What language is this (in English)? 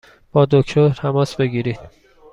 Persian